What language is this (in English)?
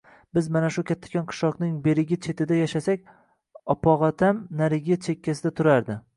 Uzbek